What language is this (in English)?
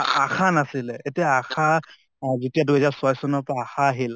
Assamese